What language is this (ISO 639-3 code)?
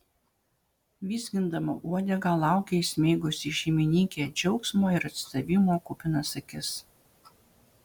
lit